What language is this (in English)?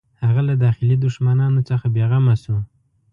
Pashto